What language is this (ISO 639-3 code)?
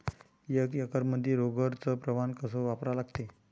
mar